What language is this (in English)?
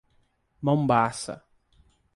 Portuguese